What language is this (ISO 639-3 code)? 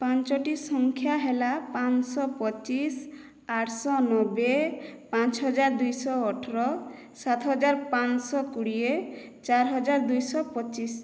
ori